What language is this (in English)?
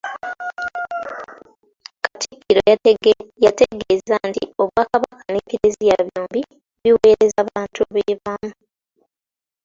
Ganda